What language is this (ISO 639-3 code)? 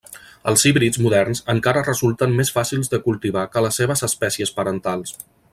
cat